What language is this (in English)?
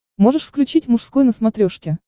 Russian